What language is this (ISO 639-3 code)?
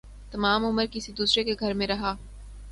urd